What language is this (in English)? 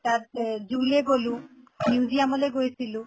Assamese